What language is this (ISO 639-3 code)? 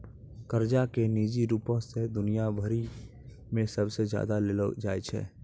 mai